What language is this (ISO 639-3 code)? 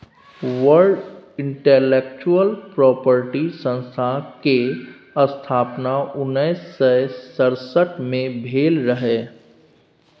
mai